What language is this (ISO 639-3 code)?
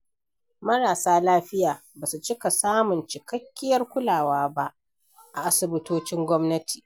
hau